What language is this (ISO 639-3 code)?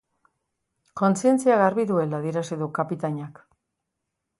eus